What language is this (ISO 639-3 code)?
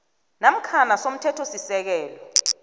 nbl